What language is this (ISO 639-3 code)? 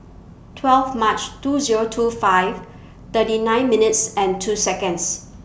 eng